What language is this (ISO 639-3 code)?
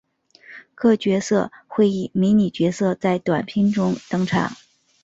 zho